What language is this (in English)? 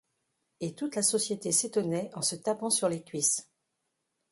French